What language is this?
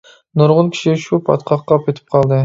Uyghur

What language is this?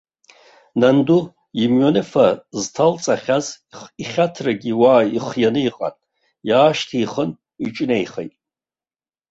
Abkhazian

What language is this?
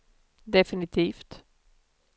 Swedish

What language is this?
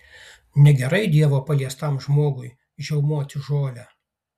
Lithuanian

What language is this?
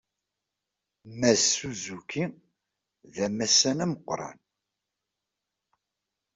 Kabyle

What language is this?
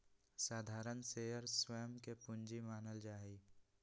Magahi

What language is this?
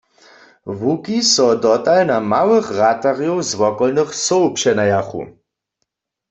Upper Sorbian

